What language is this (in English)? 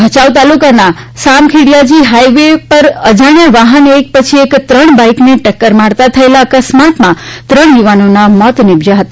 Gujarati